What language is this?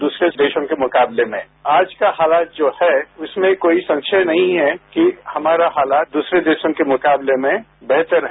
Hindi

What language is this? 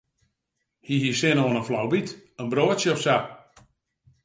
Western Frisian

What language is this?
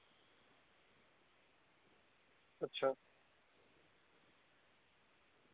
Dogri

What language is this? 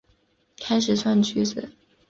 Chinese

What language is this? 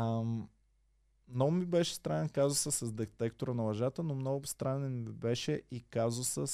Bulgarian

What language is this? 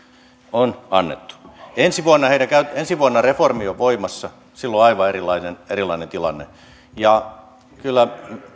Finnish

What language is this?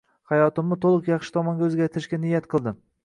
Uzbek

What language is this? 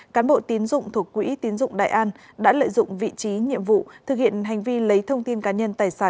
Vietnamese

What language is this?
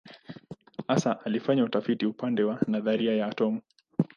Swahili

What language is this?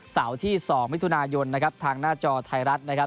Thai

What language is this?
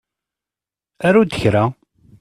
Kabyle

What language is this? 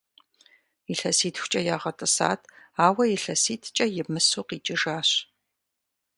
Kabardian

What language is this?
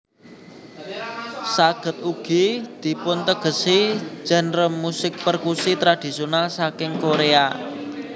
Javanese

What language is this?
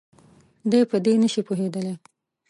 Pashto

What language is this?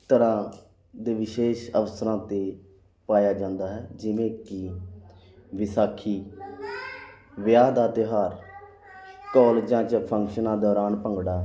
Punjabi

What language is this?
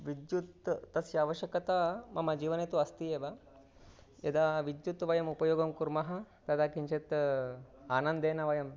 Sanskrit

